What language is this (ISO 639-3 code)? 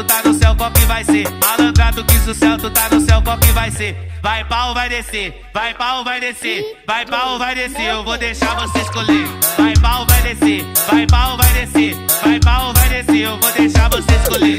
por